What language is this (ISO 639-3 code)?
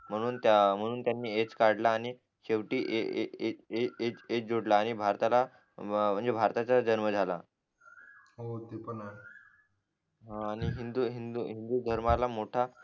mar